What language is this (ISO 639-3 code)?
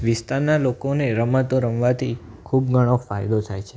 guj